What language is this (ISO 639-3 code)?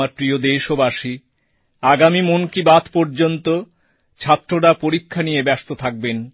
ben